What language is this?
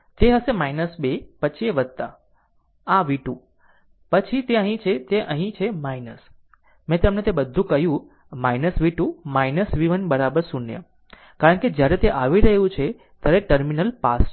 Gujarati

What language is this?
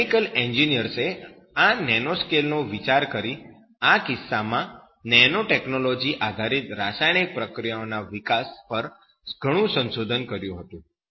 Gujarati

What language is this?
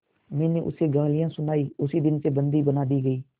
Hindi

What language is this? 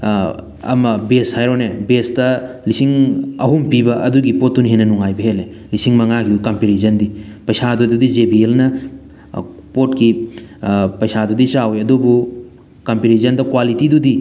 Manipuri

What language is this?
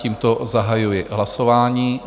Czech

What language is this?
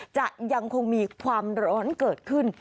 Thai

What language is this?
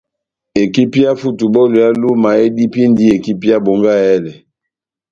Batanga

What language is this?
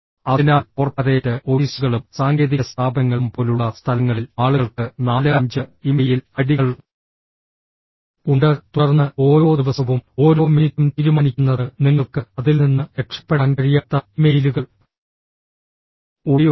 Malayalam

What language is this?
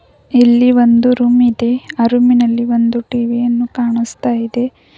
Kannada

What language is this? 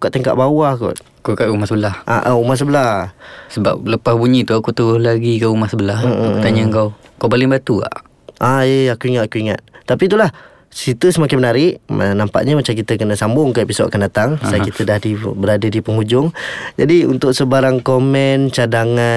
Malay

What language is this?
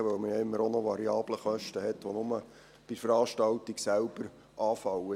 Swiss German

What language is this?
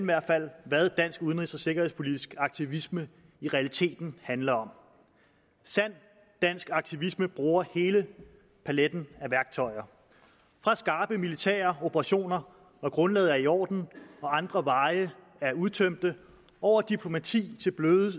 Danish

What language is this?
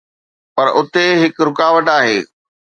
Sindhi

